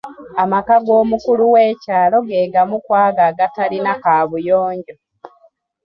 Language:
Ganda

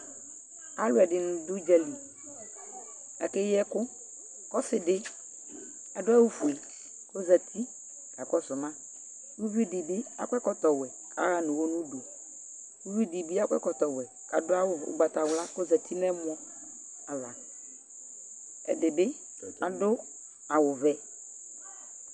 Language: Ikposo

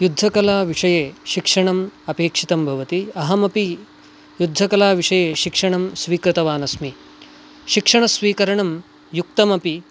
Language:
Sanskrit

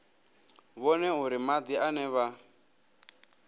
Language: Venda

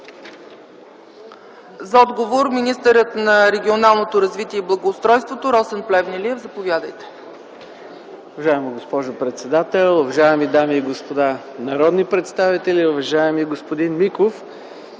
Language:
Bulgarian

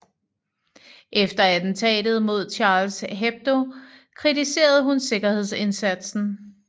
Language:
Danish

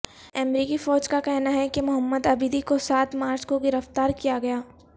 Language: Urdu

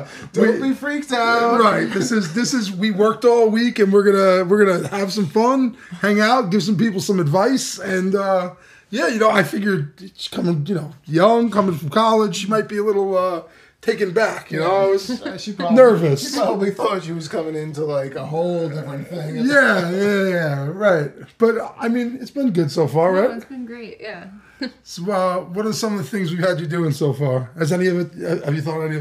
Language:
English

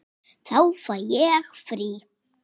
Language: Icelandic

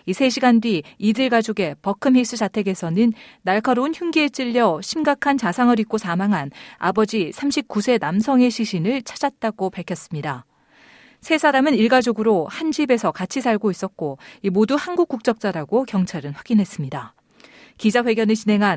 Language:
Korean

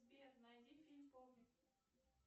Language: Russian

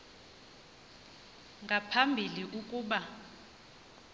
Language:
Xhosa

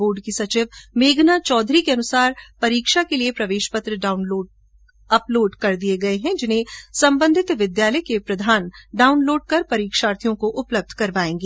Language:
Hindi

